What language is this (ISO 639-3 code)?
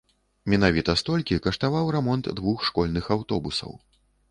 bel